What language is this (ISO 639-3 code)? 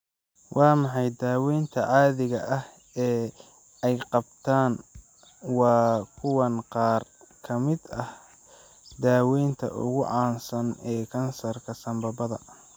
som